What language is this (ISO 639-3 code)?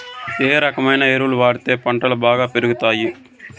tel